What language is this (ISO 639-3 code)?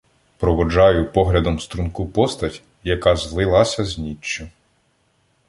ukr